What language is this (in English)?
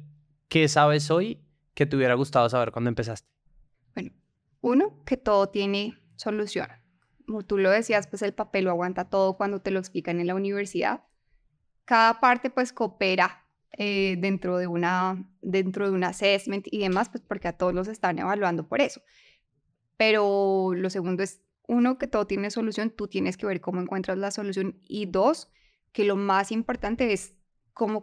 Spanish